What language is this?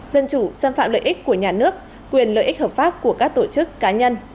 Vietnamese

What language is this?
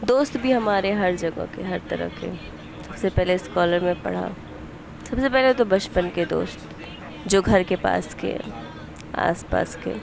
Urdu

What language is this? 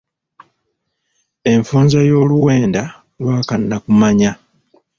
Ganda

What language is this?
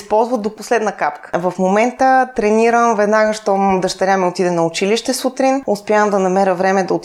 Bulgarian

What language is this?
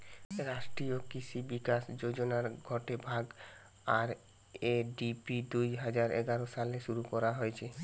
Bangla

